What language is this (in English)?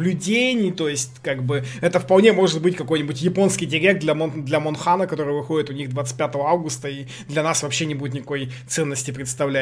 Russian